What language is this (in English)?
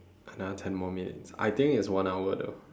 English